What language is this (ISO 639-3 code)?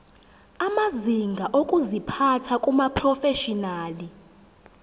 zul